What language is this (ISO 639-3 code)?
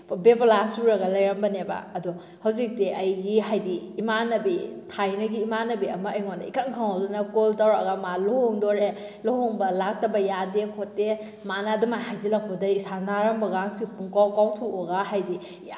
mni